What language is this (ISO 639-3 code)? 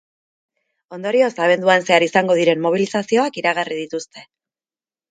eus